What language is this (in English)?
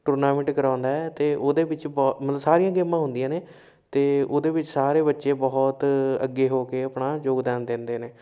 Punjabi